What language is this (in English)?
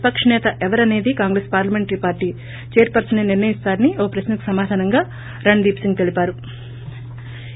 Telugu